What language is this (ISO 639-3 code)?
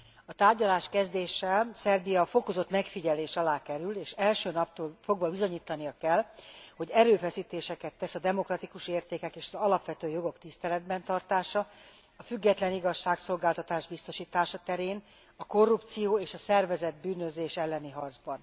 hun